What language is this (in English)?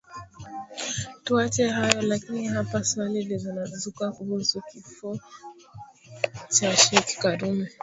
Swahili